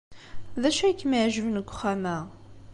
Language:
Kabyle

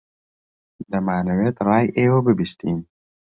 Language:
Central Kurdish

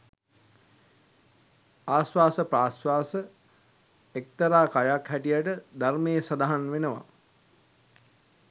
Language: Sinhala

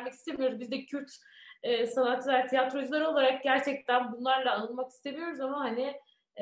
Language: Turkish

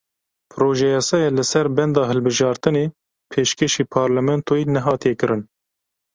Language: Kurdish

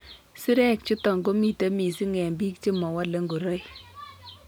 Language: Kalenjin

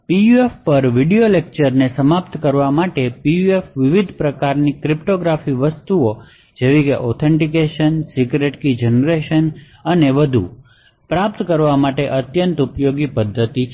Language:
Gujarati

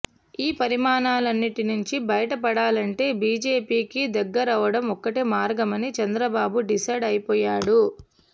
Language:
Telugu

